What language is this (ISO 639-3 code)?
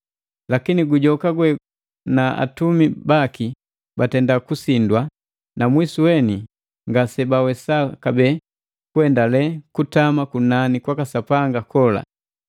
mgv